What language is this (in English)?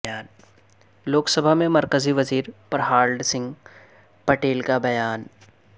Urdu